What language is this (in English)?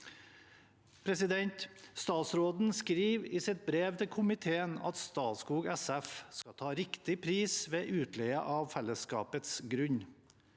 Norwegian